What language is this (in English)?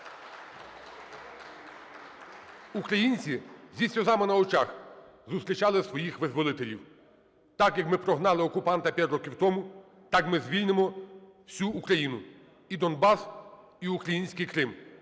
Ukrainian